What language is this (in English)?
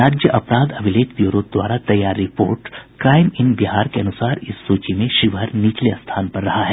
Hindi